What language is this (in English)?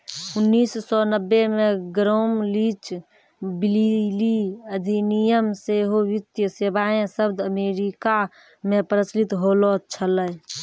Maithili